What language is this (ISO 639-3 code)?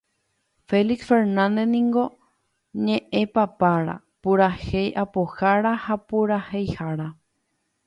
grn